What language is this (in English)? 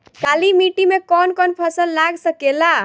Bhojpuri